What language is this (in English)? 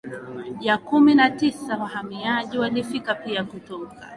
Swahili